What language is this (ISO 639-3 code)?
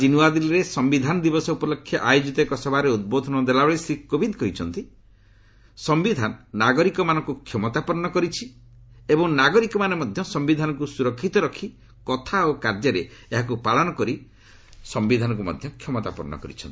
ori